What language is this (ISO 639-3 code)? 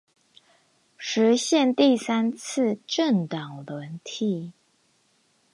zho